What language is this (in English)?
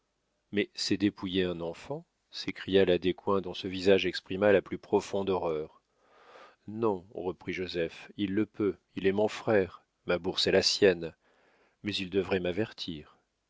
French